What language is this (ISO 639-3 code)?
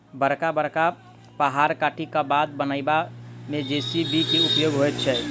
mai